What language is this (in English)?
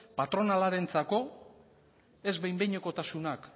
Basque